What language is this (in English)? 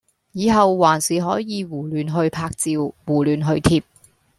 Cantonese